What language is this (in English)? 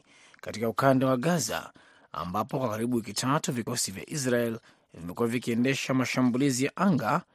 Swahili